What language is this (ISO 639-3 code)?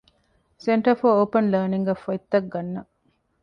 div